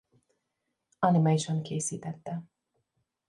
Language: Hungarian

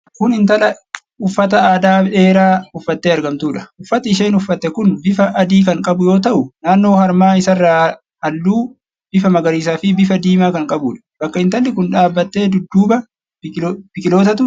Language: Oromo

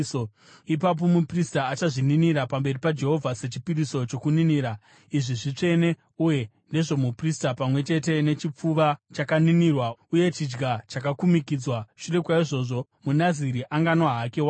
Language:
Shona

